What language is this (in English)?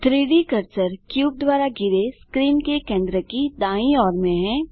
Hindi